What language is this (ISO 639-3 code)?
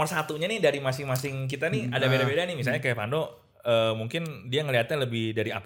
ind